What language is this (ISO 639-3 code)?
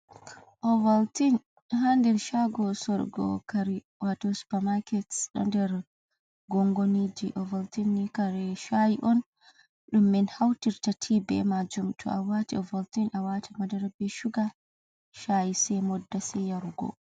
ful